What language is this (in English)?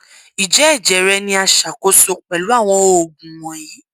Yoruba